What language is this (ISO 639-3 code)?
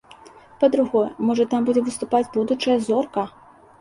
bel